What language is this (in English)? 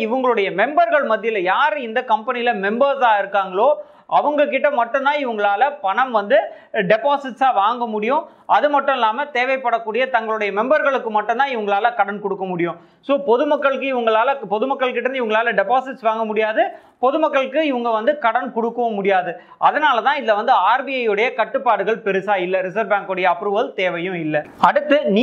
Tamil